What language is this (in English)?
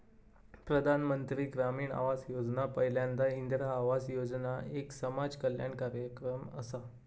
Marathi